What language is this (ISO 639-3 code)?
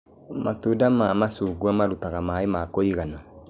kik